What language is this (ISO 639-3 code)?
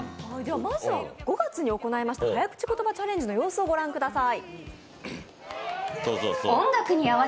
jpn